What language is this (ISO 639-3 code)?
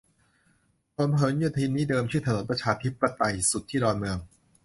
tha